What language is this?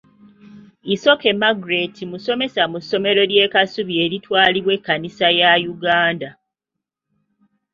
Ganda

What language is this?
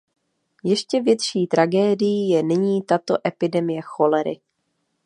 Czech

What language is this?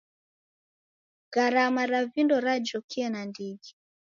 Taita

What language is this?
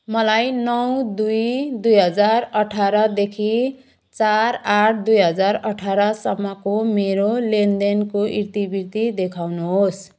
Nepali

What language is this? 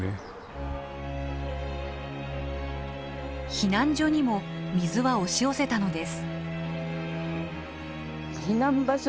Japanese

